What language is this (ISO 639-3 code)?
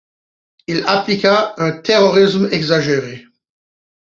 fra